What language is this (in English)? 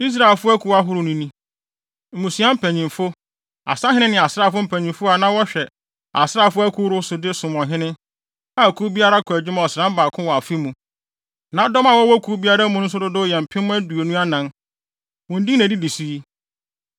Akan